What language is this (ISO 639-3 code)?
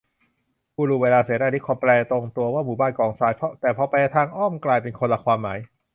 tha